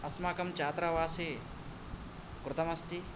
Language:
Sanskrit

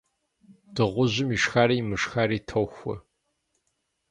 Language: Kabardian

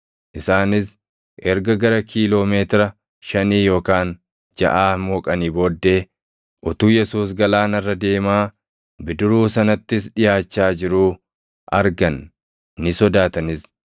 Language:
Oromo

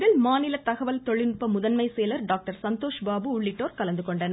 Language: Tamil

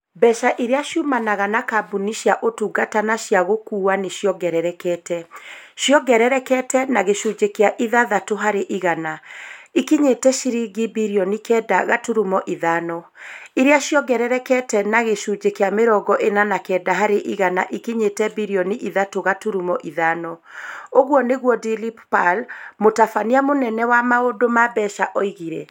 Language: Kikuyu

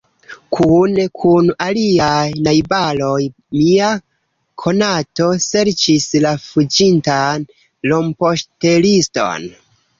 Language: Esperanto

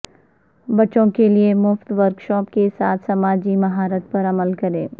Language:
Urdu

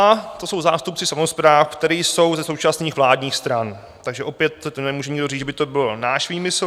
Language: Czech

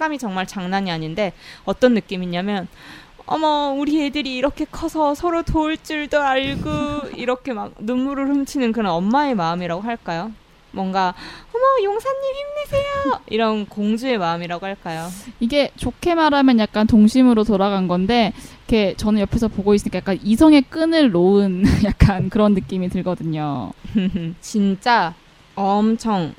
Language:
Korean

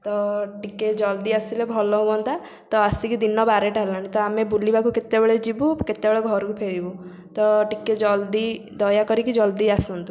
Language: Odia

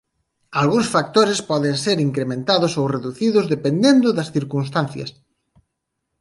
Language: Galician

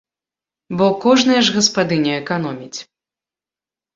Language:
Belarusian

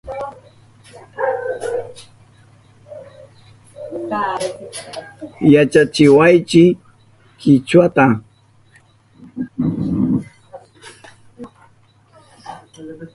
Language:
Southern Pastaza Quechua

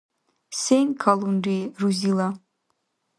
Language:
Dargwa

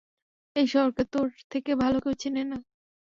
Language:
Bangla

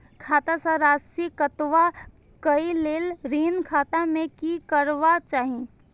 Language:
Maithili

